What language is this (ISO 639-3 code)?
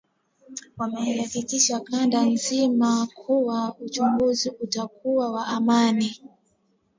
swa